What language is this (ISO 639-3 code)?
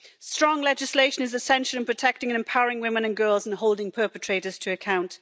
eng